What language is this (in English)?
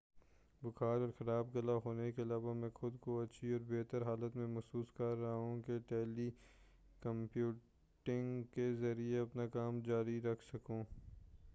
Urdu